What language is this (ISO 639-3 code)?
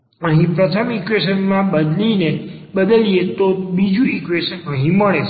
guj